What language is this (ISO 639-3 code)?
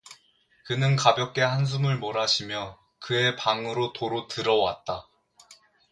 kor